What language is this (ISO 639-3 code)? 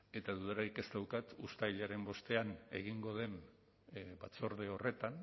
eus